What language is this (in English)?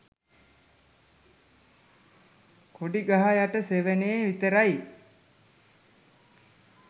Sinhala